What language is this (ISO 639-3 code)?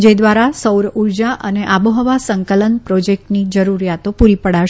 guj